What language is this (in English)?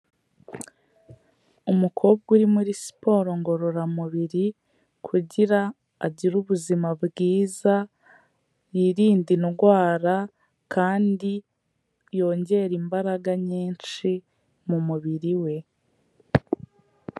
Kinyarwanda